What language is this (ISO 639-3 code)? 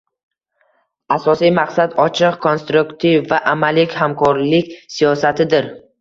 uzb